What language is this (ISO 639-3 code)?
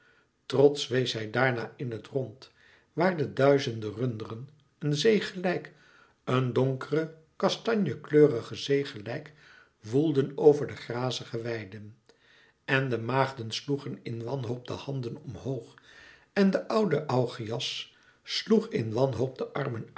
nld